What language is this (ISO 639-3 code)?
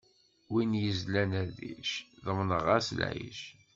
kab